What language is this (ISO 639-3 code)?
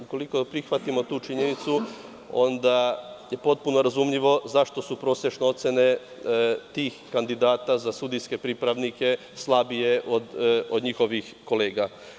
srp